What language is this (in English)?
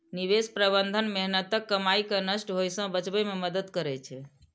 Maithili